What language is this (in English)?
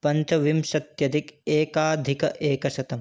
Sanskrit